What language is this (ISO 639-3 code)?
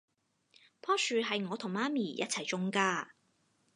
yue